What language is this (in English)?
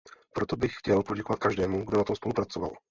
Czech